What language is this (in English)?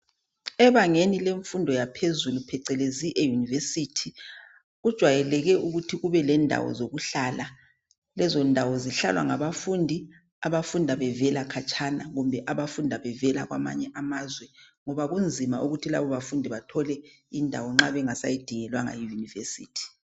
North Ndebele